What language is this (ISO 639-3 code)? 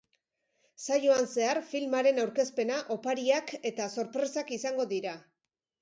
eus